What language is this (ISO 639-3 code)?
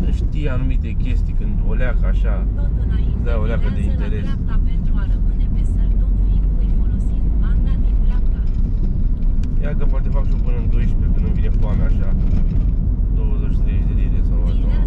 ron